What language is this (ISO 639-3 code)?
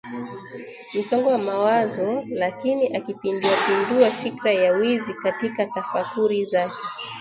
swa